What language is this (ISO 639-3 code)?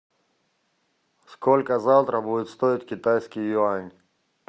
rus